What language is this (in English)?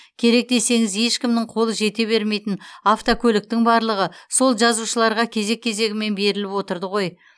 Kazakh